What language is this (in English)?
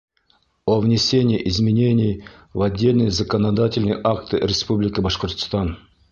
Bashkir